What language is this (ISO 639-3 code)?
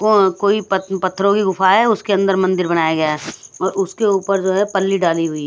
hin